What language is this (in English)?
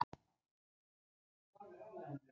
Icelandic